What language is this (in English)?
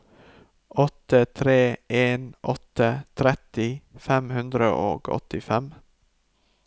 Norwegian